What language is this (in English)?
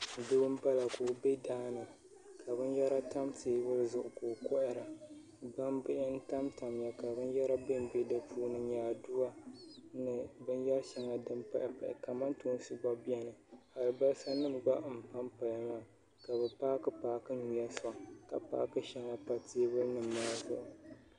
Dagbani